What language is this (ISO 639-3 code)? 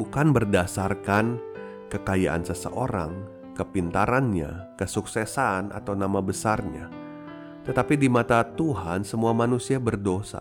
ind